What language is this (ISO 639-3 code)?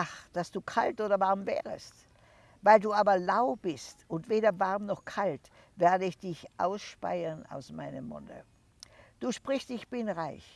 deu